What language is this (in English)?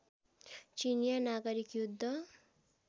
Nepali